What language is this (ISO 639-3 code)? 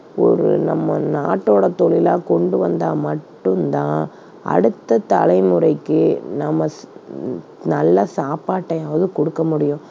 tam